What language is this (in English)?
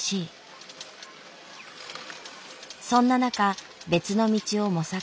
Japanese